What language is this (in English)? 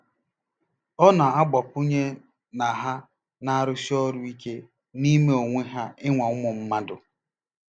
Igbo